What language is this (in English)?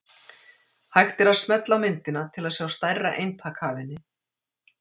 Icelandic